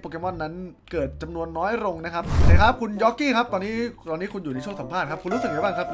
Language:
Thai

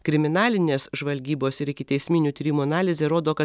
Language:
Lithuanian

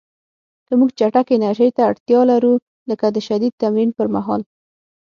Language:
Pashto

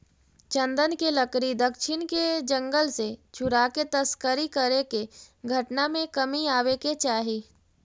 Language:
Magahi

